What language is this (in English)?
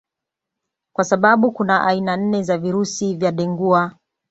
Swahili